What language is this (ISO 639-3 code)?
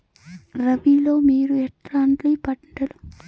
tel